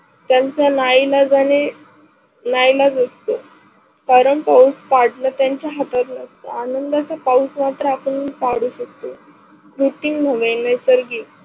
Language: Marathi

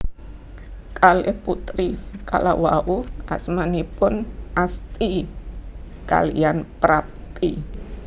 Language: Javanese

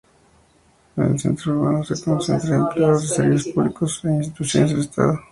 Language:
Spanish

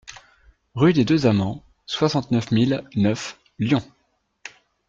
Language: French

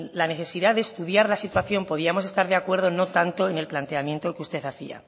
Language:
Spanish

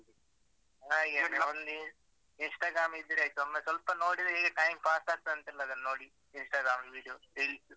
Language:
Kannada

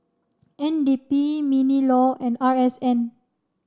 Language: English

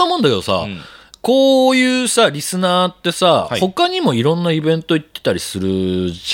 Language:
Japanese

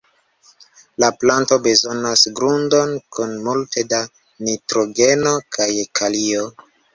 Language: Esperanto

